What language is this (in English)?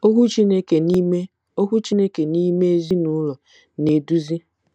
Igbo